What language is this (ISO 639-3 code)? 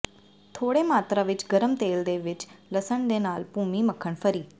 pan